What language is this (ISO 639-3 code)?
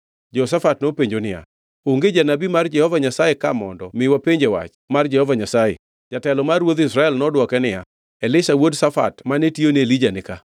luo